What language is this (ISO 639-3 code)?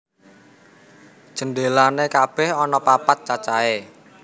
jav